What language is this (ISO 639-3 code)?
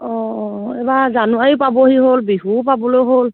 asm